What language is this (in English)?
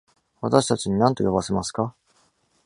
Japanese